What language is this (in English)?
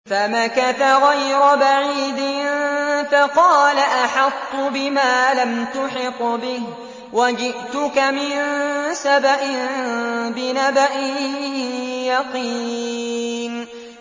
Arabic